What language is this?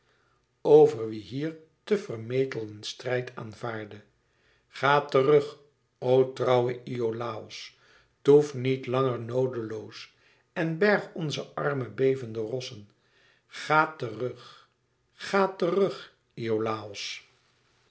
Dutch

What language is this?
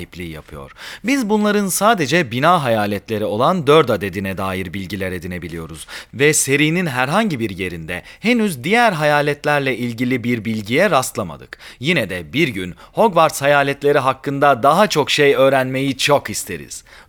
Turkish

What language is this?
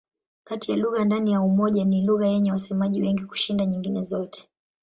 Swahili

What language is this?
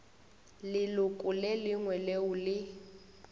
Northern Sotho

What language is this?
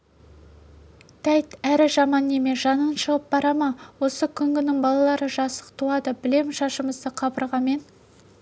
Kazakh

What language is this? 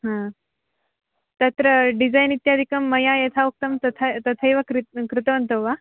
Sanskrit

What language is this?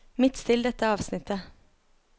Norwegian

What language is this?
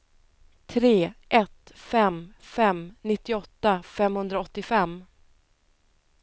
Swedish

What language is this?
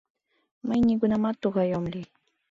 Mari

